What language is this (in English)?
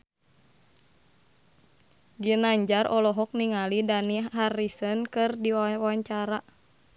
Sundanese